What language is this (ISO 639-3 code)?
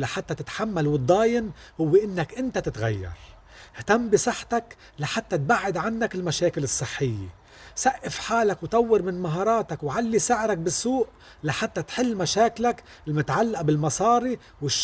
ara